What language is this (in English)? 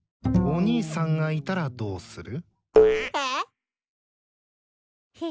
Japanese